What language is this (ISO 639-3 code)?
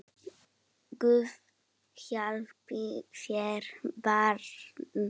isl